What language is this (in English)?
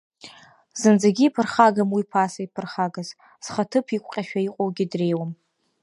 Abkhazian